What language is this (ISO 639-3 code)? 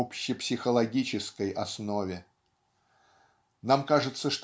rus